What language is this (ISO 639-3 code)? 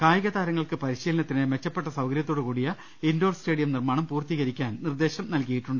mal